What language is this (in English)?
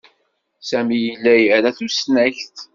Kabyle